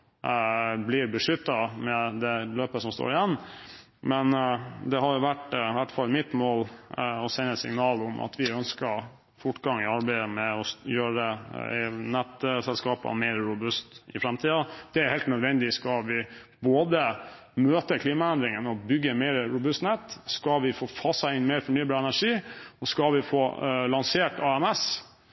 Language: Norwegian Bokmål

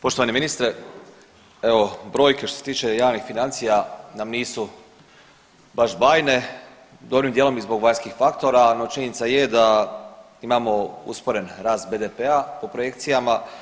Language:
Croatian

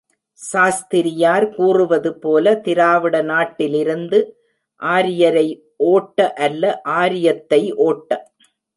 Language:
Tamil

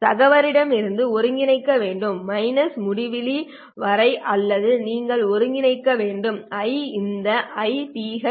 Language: Tamil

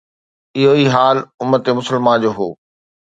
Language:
Sindhi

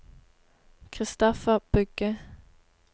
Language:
Norwegian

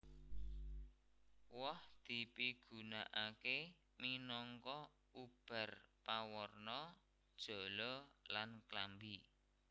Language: Javanese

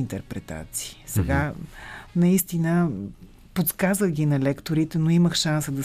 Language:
Bulgarian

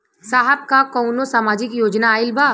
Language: Bhojpuri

